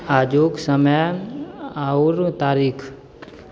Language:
Maithili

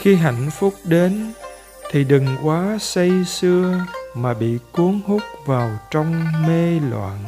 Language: Vietnamese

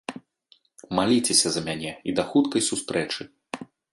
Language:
Belarusian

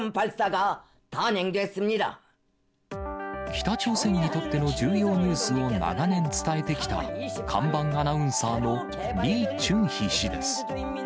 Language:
Japanese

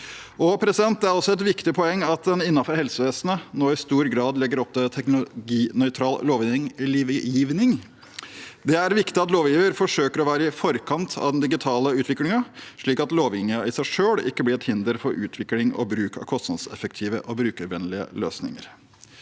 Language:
Norwegian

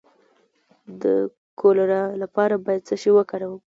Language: Pashto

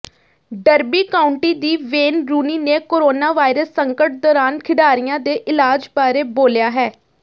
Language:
Punjabi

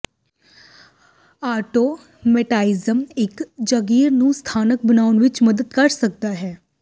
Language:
Punjabi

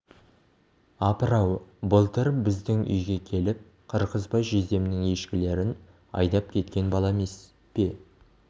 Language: Kazakh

